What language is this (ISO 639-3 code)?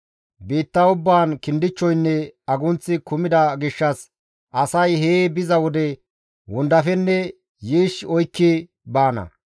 gmv